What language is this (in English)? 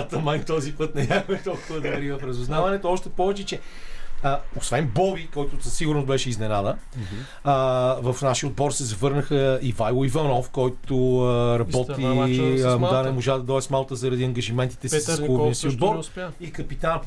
Bulgarian